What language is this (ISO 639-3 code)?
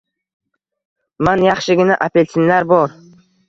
uzb